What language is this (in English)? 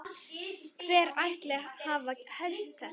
Icelandic